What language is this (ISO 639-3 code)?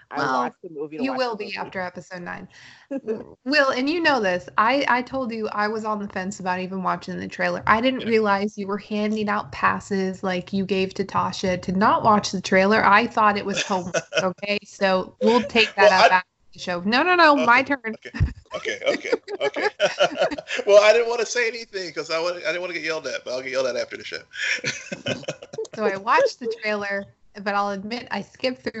eng